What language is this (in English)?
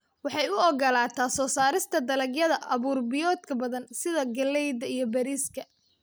Somali